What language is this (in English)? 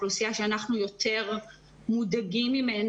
Hebrew